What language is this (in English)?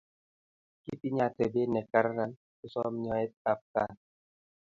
Kalenjin